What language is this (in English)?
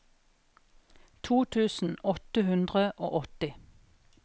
Norwegian